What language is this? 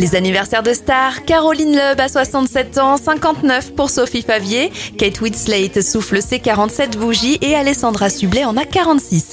French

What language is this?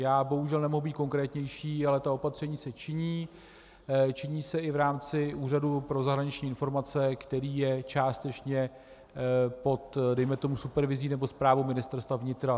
Czech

